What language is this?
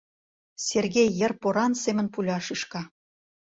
Mari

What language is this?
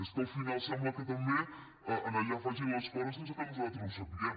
Catalan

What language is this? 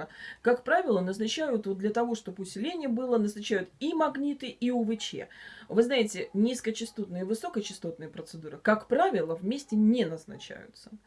Russian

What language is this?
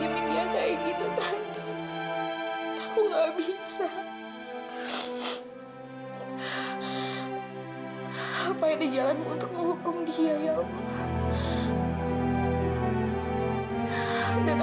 Indonesian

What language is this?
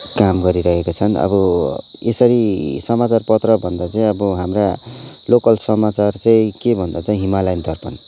Nepali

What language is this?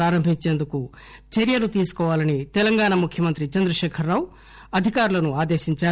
Telugu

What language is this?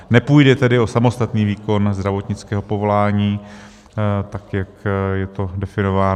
Czech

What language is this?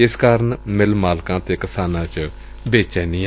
Punjabi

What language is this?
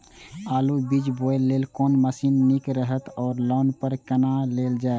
Maithili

